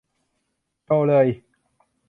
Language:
Thai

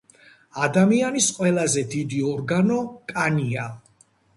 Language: Georgian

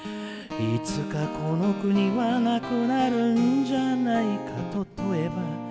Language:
Japanese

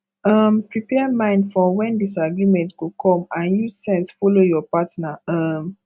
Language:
Nigerian Pidgin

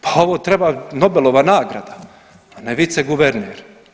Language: Croatian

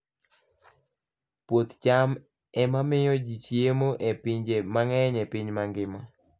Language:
Luo (Kenya and Tanzania)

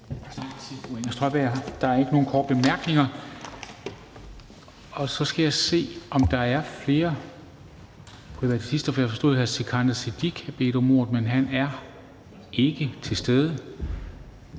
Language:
Danish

